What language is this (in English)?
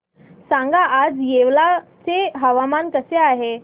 Marathi